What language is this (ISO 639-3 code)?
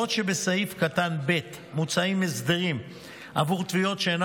heb